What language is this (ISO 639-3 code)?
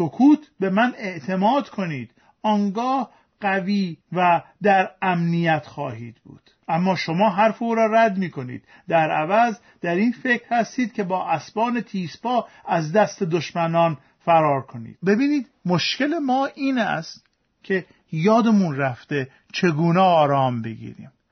fas